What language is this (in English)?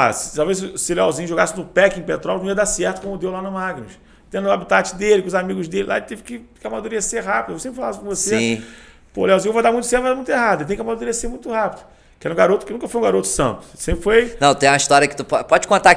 Portuguese